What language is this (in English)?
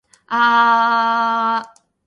Japanese